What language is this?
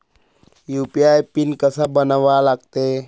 Marathi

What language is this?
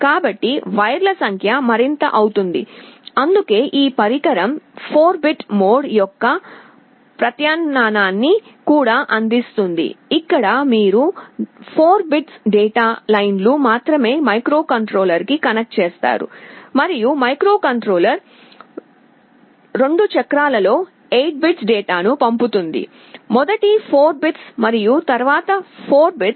Telugu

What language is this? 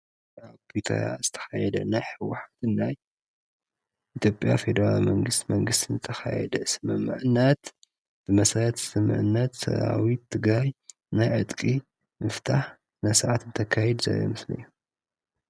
Tigrinya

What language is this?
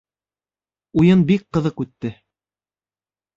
Bashkir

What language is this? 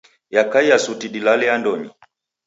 Taita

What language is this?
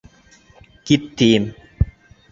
Bashkir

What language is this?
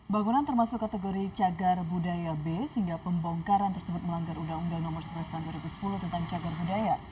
Indonesian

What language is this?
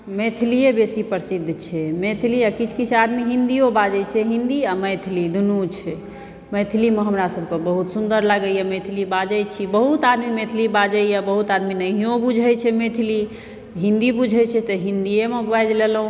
Maithili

